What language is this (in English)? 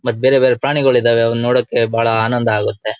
Kannada